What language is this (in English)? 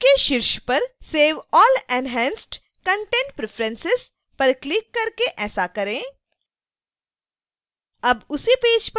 Hindi